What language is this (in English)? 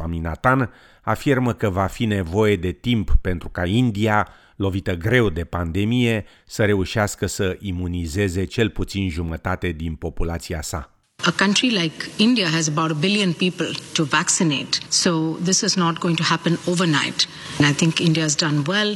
Romanian